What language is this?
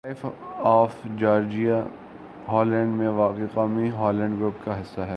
Urdu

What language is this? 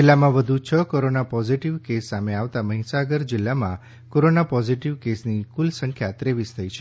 Gujarati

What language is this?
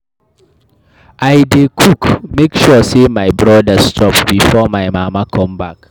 Nigerian Pidgin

